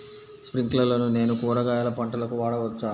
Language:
Telugu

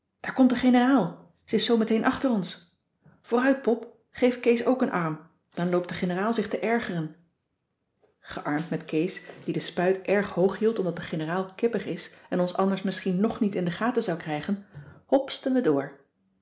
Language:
Dutch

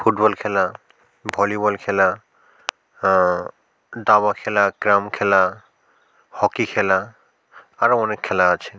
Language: Bangla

